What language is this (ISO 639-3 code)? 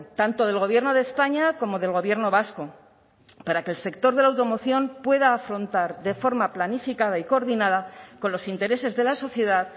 spa